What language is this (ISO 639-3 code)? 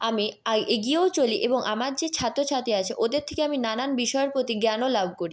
ben